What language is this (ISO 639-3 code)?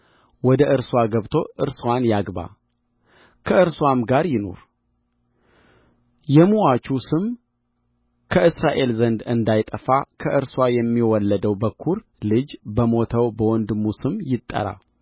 amh